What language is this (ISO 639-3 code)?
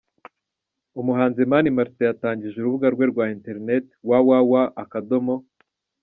kin